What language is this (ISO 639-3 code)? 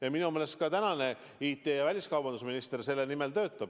est